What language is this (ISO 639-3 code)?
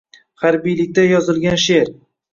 uzb